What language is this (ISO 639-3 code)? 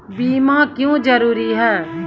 mai